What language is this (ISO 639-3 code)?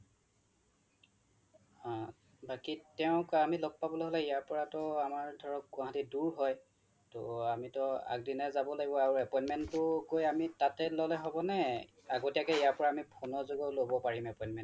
asm